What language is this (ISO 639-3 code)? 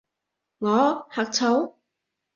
yue